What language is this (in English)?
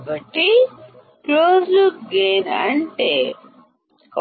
Telugu